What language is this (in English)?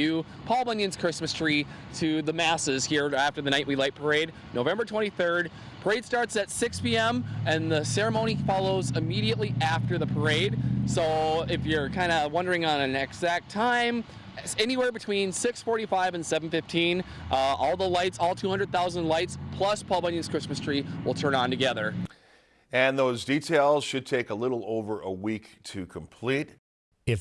English